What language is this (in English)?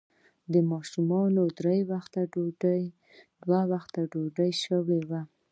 Pashto